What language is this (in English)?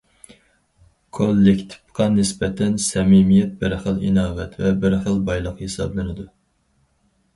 Uyghur